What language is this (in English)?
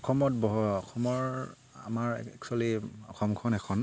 Assamese